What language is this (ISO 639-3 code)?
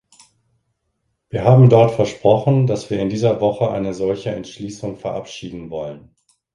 deu